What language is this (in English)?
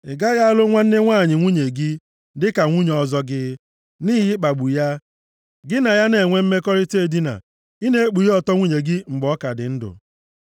Igbo